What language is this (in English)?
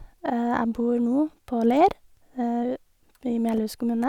Norwegian